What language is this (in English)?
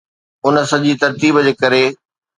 Sindhi